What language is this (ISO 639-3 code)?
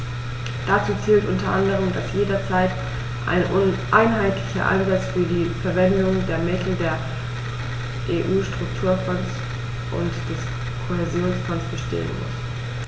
deu